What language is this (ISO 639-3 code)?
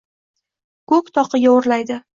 uzb